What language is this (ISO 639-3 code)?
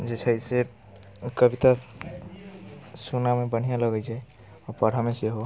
mai